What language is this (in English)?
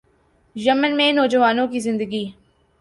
Urdu